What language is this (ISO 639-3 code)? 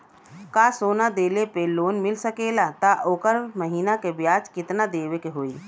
bho